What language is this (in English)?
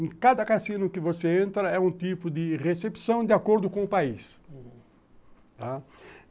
Portuguese